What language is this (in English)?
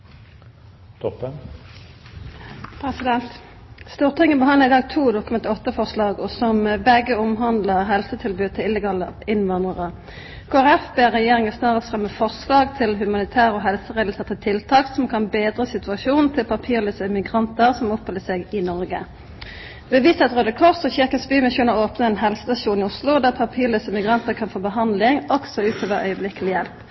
Norwegian Nynorsk